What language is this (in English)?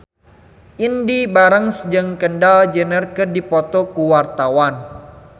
Sundanese